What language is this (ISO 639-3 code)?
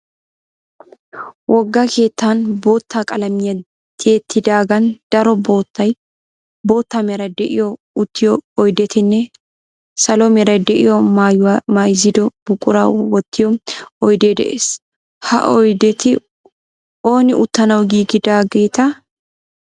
wal